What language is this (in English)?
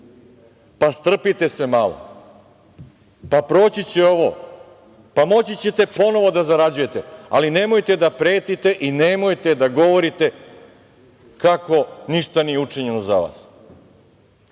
Serbian